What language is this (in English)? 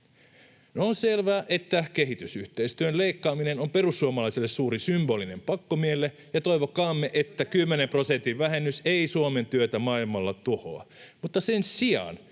Finnish